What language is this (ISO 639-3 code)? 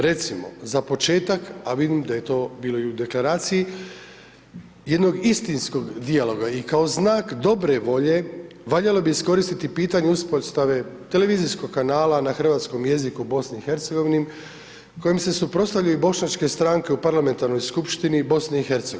hrv